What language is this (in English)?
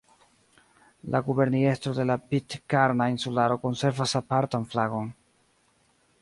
Esperanto